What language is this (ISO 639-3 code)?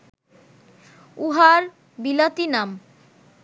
ben